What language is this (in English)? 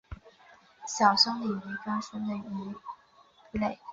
Chinese